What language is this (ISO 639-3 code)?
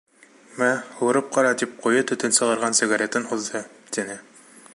bak